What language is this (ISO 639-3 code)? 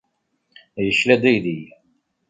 kab